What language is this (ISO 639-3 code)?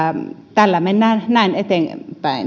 fin